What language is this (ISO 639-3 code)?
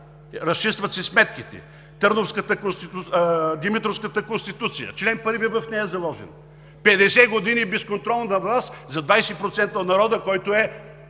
bul